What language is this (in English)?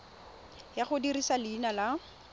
Tswana